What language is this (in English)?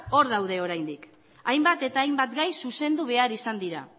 Basque